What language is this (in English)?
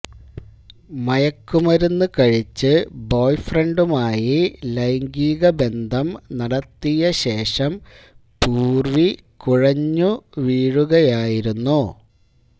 Malayalam